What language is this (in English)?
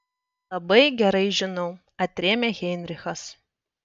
Lithuanian